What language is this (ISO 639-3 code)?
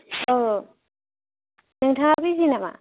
brx